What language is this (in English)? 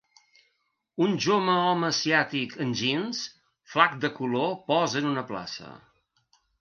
Catalan